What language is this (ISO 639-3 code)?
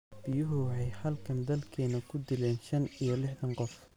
som